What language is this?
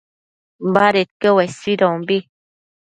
Matsés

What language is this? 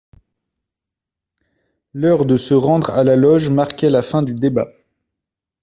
French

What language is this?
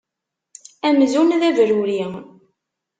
Kabyle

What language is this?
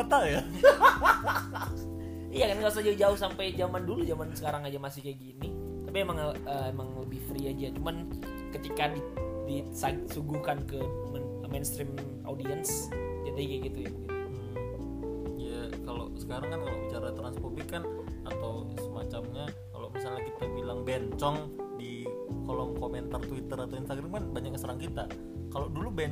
Indonesian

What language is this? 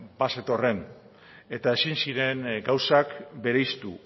Basque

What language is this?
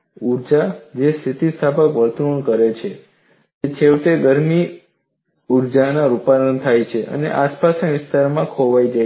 Gujarati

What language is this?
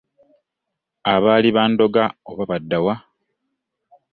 Ganda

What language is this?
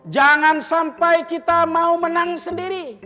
Indonesian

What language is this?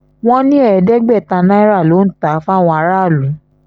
Yoruba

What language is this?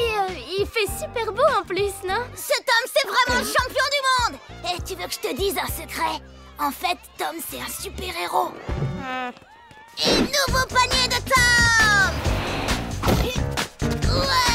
French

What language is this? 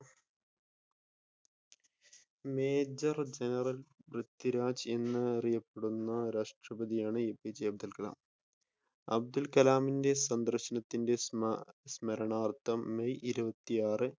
Malayalam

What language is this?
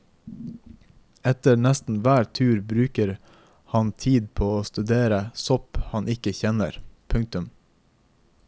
Norwegian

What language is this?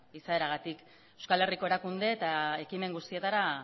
Basque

